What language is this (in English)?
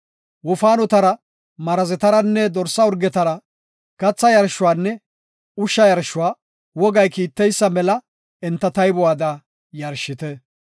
Gofa